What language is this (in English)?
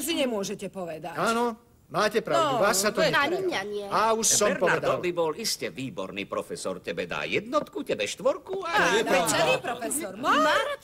Czech